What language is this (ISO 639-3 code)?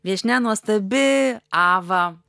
lit